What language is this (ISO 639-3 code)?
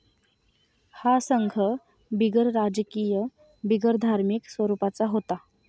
mar